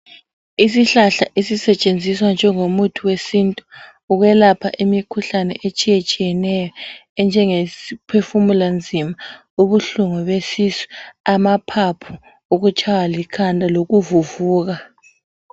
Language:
North Ndebele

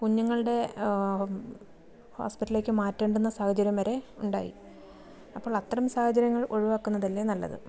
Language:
Malayalam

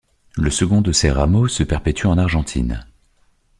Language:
French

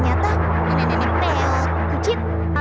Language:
Indonesian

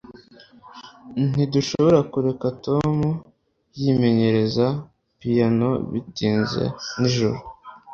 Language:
Kinyarwanda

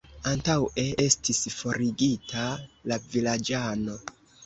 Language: Esperanto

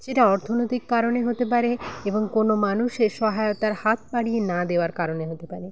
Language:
Bangla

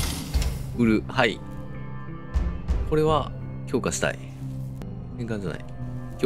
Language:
Japanese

